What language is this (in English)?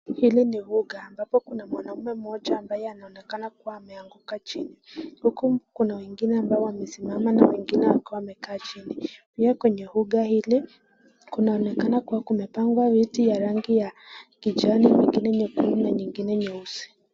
Swahili